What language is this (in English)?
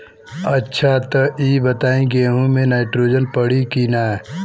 Bhojpuri